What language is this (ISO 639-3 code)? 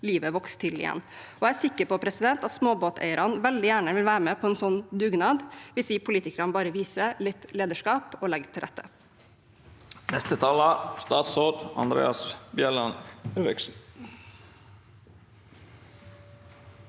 nor